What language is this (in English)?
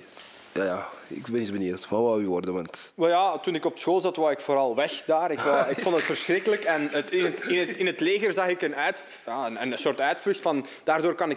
Dutch